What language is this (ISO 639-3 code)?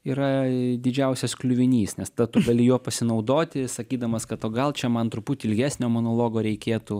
lit